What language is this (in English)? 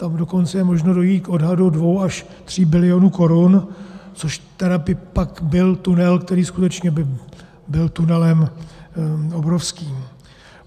Czech